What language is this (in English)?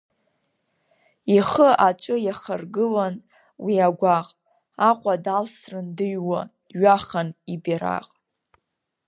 Abkhazian